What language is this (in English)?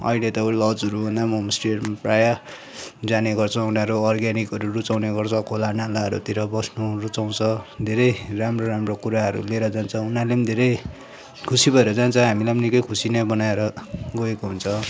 Nepali